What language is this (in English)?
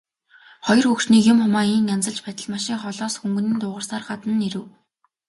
Mongolian